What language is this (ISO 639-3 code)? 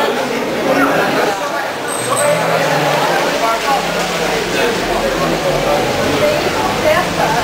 por